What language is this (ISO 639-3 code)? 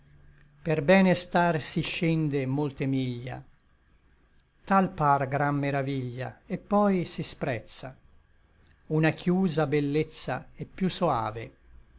ita